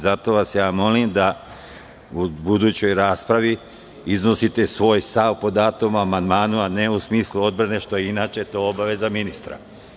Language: Serbian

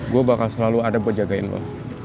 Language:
Indonesian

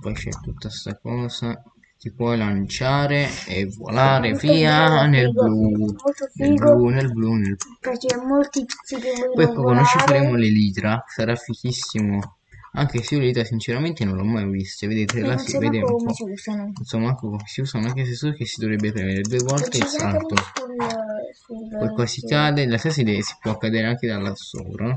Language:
Italian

